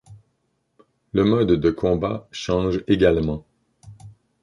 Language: French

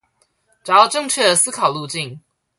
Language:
Chinese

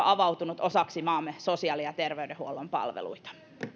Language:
Finnish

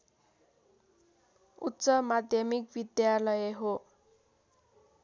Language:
Nepali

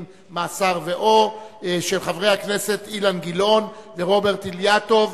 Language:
Hebrew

